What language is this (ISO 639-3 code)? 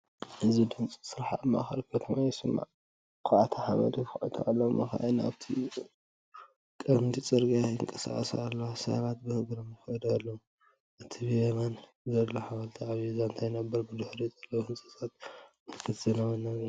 tir